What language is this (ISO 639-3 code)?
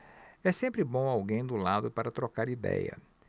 por